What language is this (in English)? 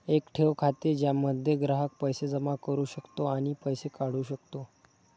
Marathi